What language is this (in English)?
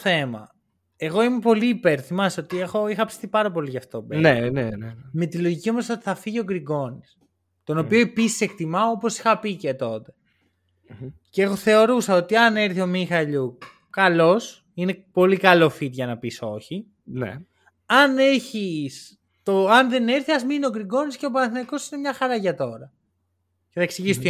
Greek